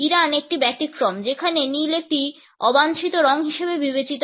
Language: Bangla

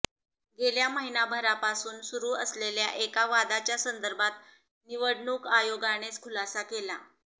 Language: Marathi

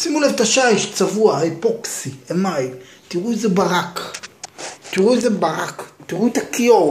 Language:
Hebrew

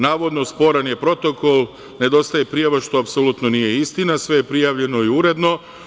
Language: Serbian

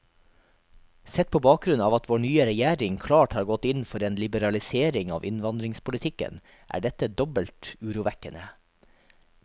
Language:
Norwegian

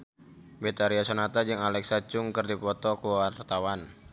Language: Sundanese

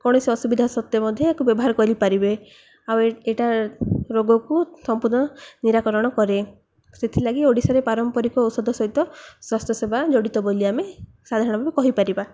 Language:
Odia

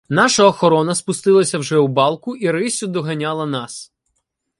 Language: Ukrainian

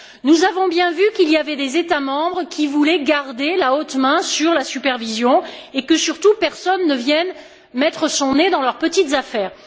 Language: French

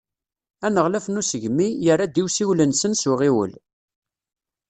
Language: Kabyle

